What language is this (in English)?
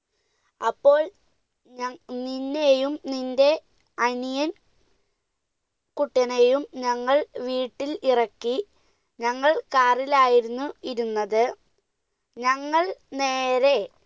Malayalam